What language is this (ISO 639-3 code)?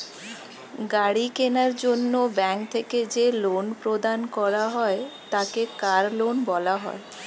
ben